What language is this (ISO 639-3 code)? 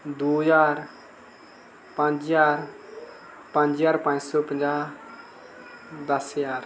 doi